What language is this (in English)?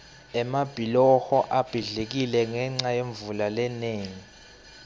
Swati